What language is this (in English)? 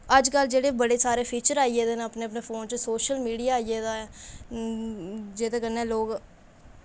Dogri